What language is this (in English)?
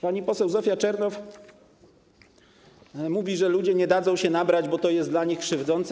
Polish